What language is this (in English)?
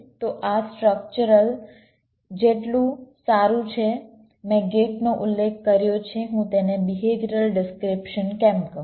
Gujarati